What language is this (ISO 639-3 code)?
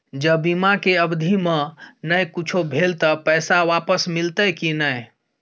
mai